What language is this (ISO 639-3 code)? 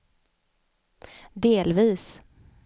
swe